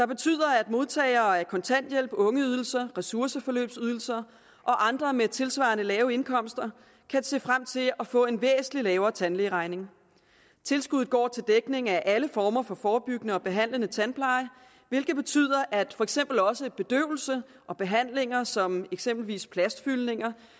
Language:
Danish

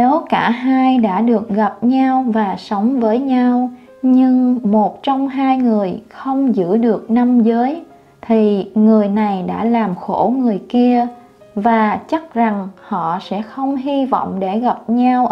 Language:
Vietnamese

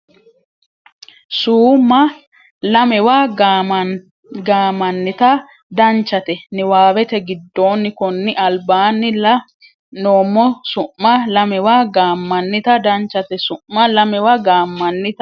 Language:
Sidamo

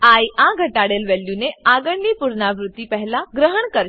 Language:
Gujarati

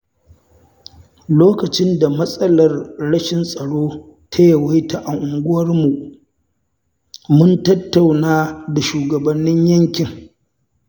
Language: Hausa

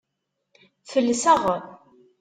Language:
Kabyle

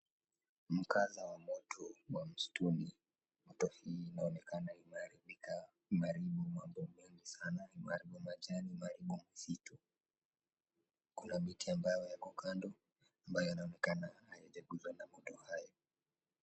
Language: Swahili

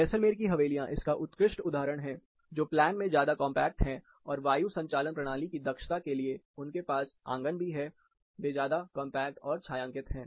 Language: Hindi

